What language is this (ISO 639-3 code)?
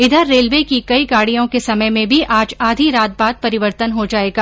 hin